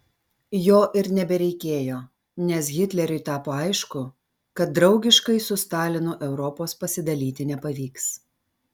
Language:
Lithuanian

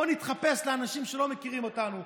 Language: Hebrew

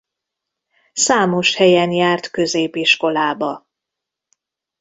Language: Hungarian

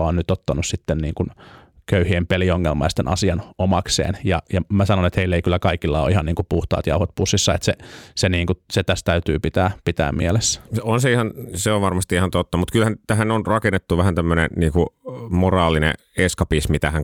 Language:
Finnish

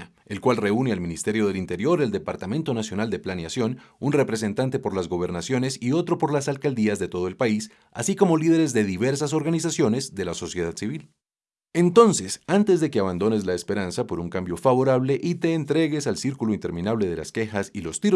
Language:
Spanish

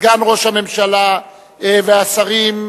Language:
Hebrew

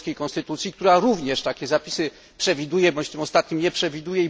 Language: Polish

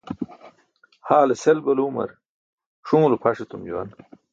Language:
Burushaski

